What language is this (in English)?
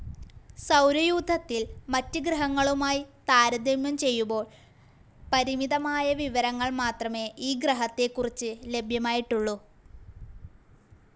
Malayalam